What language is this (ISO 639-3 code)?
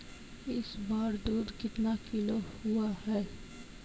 hin